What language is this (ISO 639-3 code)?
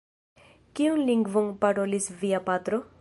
epo